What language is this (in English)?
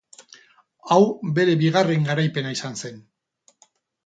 Basque